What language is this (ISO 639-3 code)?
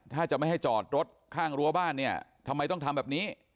tha